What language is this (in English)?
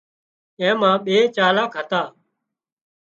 Wadiyara Koli